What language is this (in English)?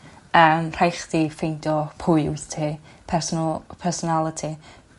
Welsh